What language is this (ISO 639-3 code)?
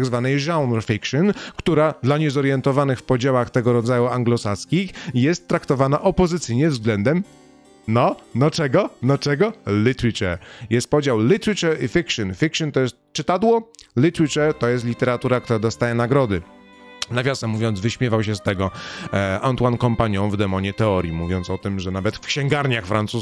pol